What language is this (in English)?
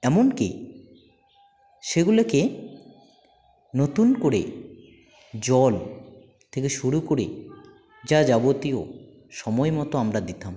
Bangla